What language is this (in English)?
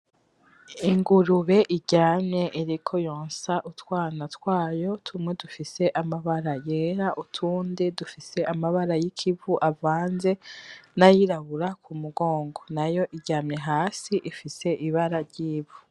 Rundi